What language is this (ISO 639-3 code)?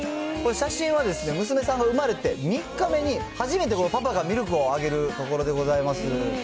jpn